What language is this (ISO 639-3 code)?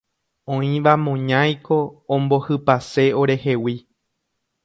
grn